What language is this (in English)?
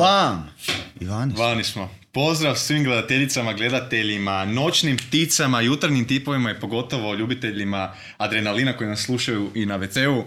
Croatian